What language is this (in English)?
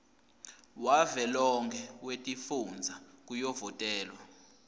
Swati